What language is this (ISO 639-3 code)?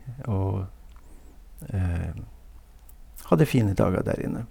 nor